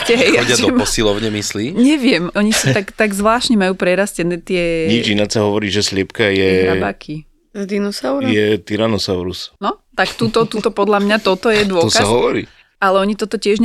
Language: Slovak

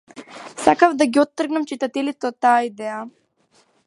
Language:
Macedonian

